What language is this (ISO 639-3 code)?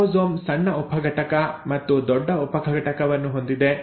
kan